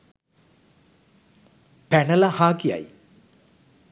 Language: Sinhala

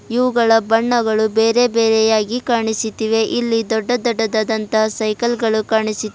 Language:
Kannada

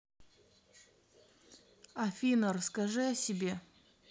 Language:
Russian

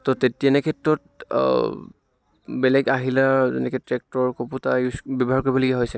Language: Assamese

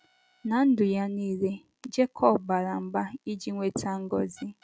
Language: Igbo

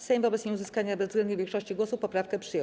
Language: Polish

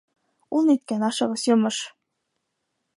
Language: Bashkir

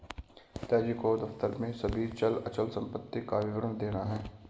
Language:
Hindi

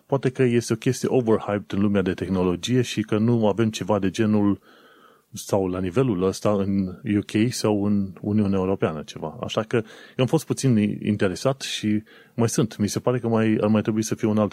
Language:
Romanian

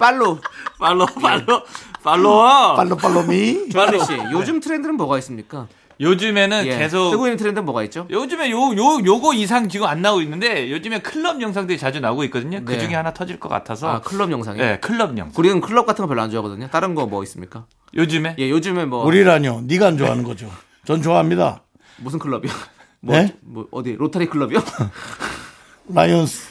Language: Korean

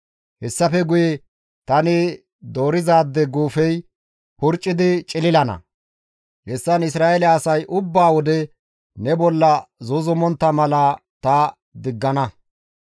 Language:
Gamo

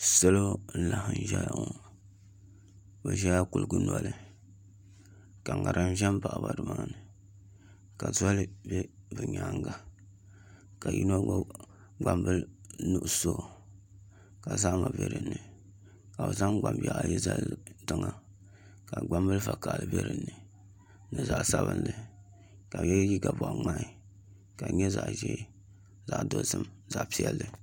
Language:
Dagbani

